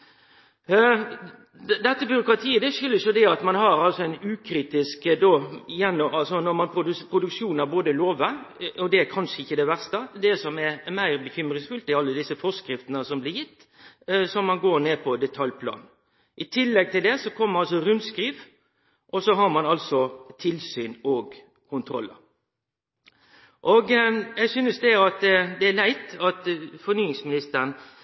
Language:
Norwegian Nynorsk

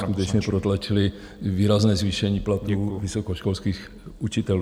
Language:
Czech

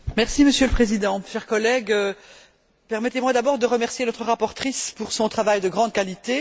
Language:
French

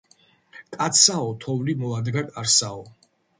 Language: Georgian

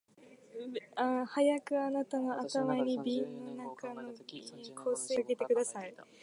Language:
Japanese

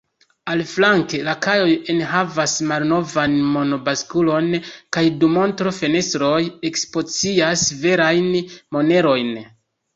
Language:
Esperanto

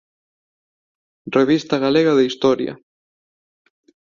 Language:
Galician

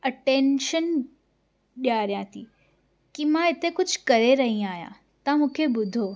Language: Sindhi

